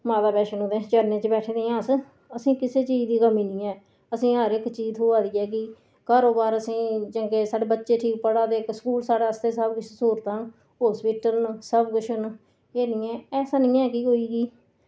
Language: Dogri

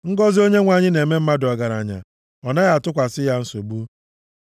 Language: Igbo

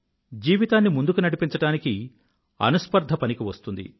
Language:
Telugu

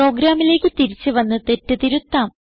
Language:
Malayalam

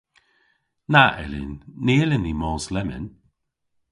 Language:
Cornish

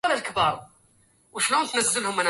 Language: Arabic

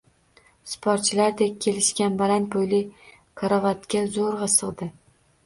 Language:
Uzbek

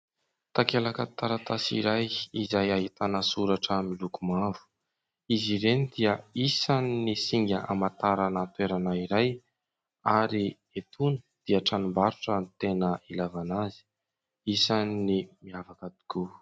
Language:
Malagasy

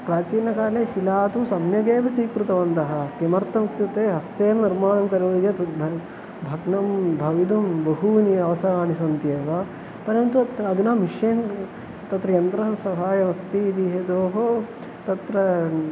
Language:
Sanskrit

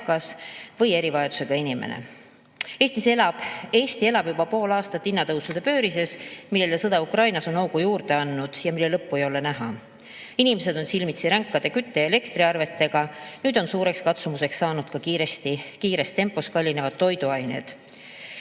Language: Estonian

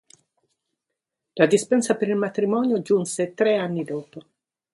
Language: Italian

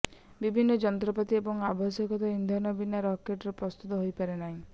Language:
Odia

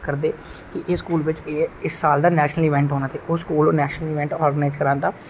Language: Dogri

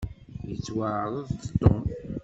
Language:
Kabyle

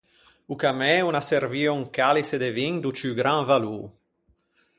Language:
Ligurian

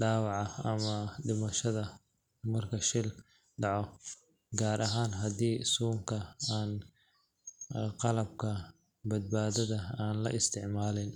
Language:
Somali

